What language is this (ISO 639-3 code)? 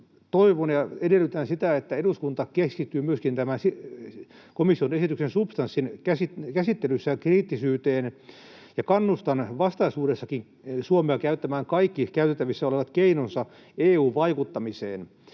fin